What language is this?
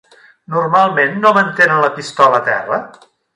Catalan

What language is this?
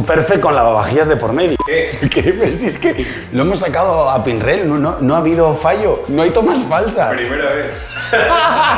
Spanish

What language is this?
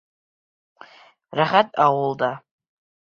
Bashkir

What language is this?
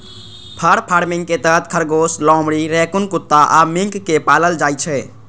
Maithili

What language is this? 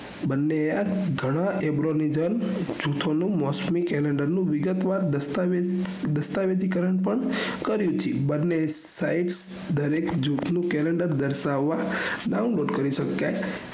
Gujarati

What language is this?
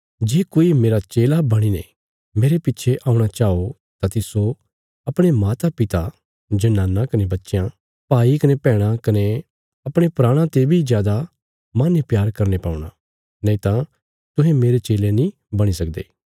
Bilaspuri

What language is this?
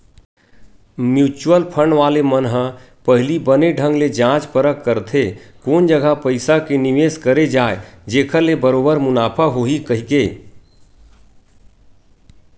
Chhattisgarhi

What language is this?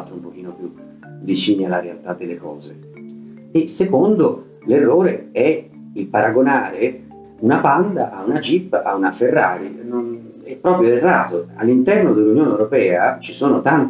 Italian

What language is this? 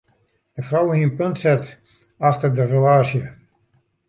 Western Frisian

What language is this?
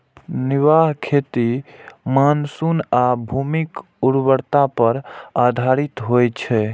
Maithili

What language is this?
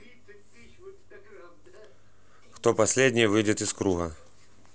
Russian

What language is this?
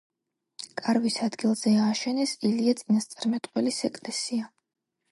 Georgian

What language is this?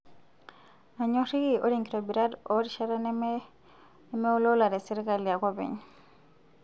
Masai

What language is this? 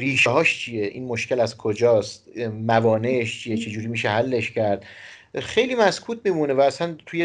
Persian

